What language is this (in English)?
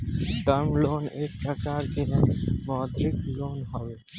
Bhojpuri